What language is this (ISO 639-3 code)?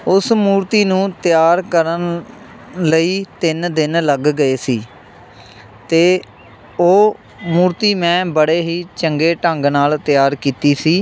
pan